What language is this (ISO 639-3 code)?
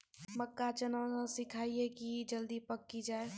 mai